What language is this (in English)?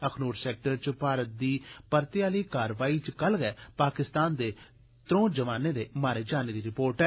Dogri